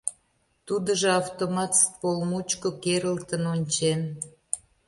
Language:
Mari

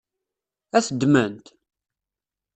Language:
Kabyle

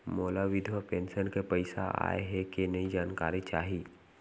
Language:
Chhattisgarhi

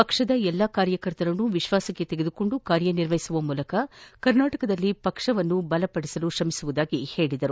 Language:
Kannada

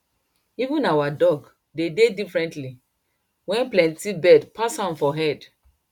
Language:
Nigerian Pidgin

